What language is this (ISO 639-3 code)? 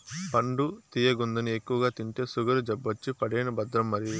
tel